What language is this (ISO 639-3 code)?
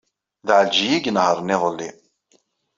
kab